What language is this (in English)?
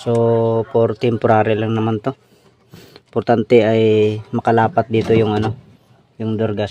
Filipino